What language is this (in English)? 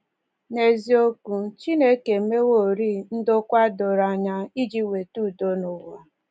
Igbo